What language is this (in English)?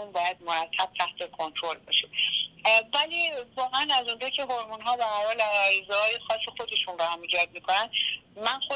Persian